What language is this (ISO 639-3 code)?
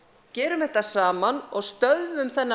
isl